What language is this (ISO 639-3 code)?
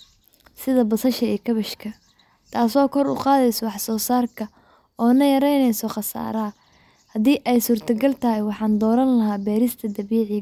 som